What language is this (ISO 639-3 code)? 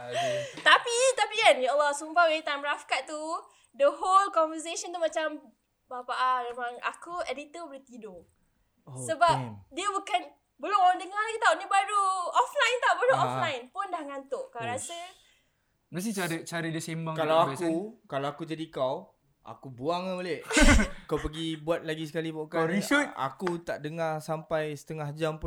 msa